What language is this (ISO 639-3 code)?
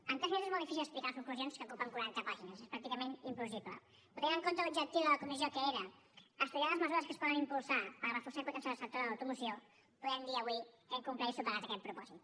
cat